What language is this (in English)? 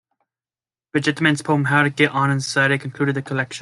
English